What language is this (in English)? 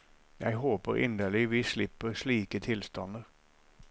Norwegian